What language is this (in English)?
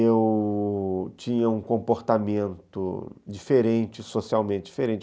Portuguese